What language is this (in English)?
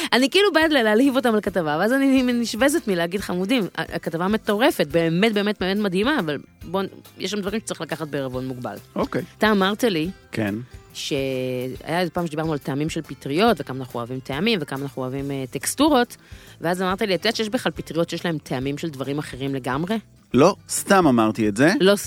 Hebrew